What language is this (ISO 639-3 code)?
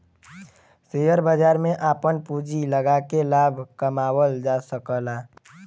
bho